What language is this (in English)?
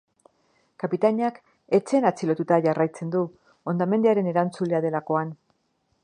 Basque